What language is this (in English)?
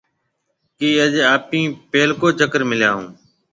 Marwari (Pakistan)